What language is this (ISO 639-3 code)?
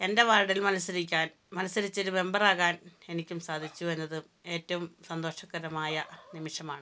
mal